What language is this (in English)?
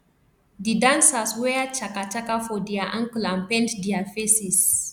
Nigerian Pidgin